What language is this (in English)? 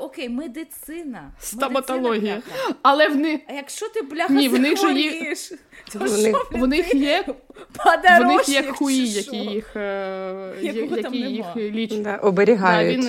Ukrainian